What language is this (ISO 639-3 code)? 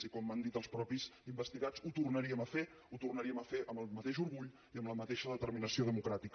cat